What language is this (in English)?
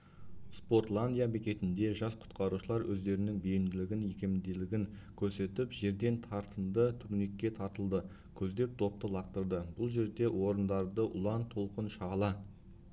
Kazakh